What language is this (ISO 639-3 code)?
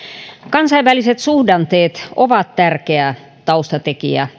fin